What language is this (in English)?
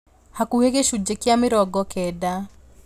Kikuyu